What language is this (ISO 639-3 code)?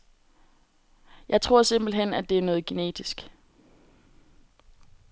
dan